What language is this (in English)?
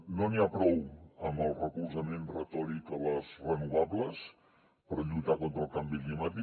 Catalan